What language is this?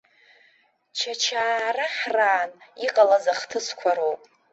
Abkhazian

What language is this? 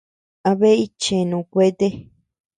Tepeuxila Cuicatec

